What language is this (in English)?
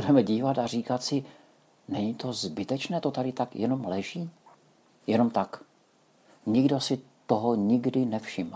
Czech